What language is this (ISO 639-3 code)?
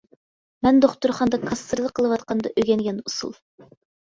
uig